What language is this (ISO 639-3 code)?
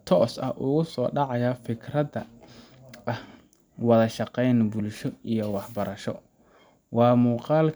som